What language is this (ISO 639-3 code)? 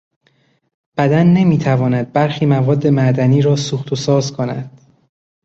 fas